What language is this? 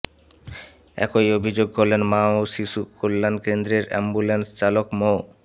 Bangla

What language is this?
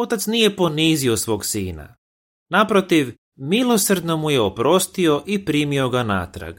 Croatian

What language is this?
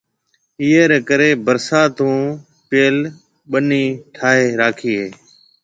Marwari (Pakistan)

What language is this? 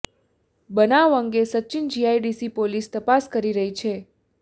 Gujarati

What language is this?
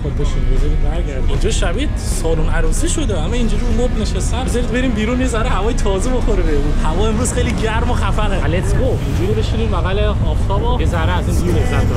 Persian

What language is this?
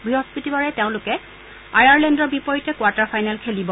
Assamese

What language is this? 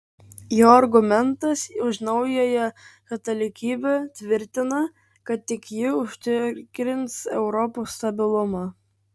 Lithuanian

